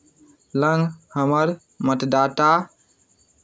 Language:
Maithili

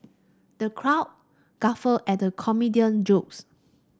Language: English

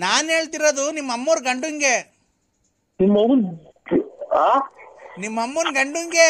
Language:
Kannada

